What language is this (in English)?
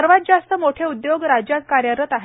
Marathi